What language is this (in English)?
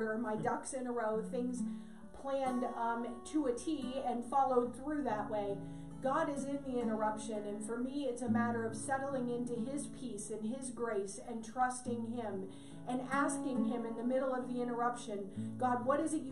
English